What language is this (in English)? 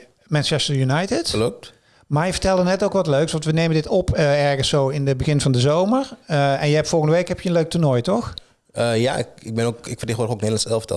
Dutch